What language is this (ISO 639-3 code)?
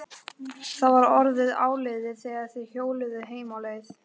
isl